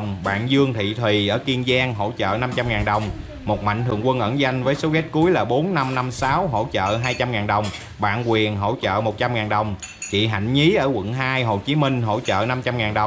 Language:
Vietnamese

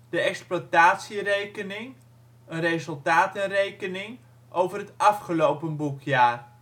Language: Dutch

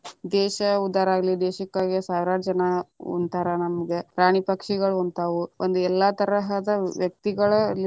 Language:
Kannada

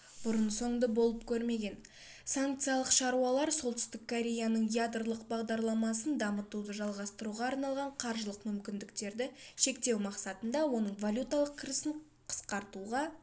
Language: Kazakh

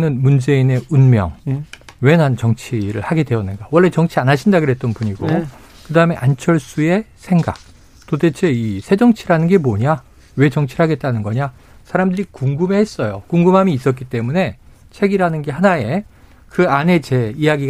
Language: Korean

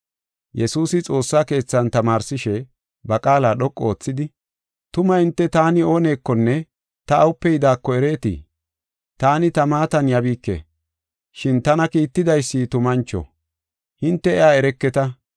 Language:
Gofa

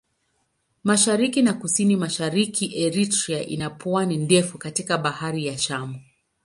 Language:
Swahili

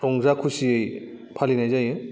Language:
Bodo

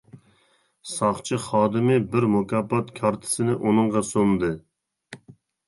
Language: Uyghur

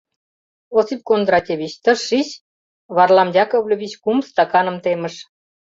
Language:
Mari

